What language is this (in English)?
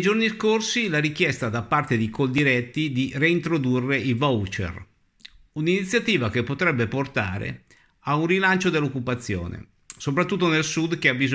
Italian